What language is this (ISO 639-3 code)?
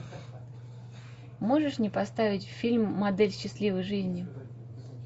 rus